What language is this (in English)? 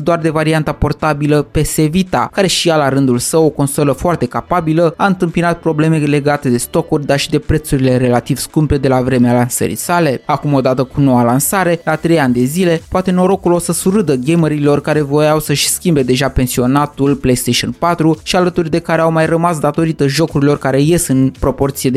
Romanian